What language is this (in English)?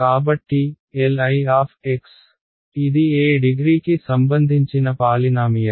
Telugu